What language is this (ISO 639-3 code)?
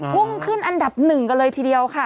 tha